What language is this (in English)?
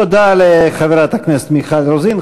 Hebrew